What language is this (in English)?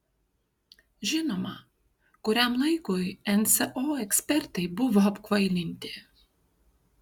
Lithuanian